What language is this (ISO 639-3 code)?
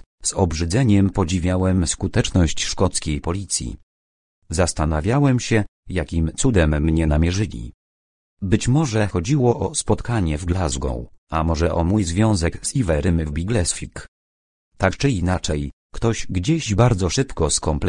pol